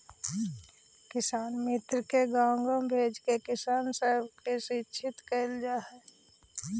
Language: Magahi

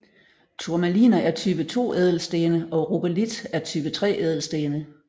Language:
Danish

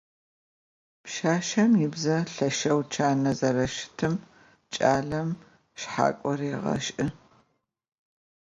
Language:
Adyghe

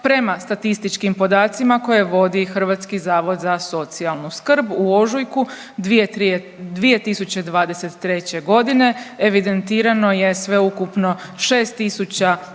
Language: Croatian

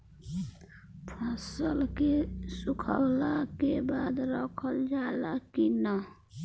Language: Bhojpuri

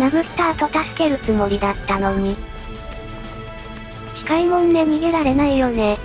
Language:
Japanese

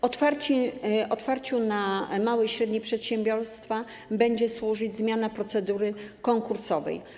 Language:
Polish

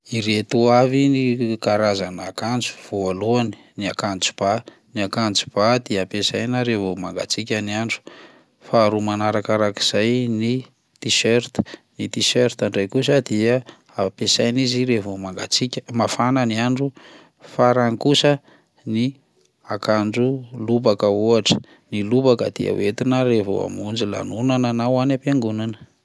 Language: Malagasy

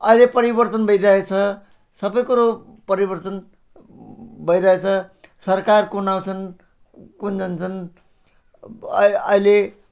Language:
Nepali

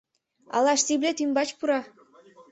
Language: Mari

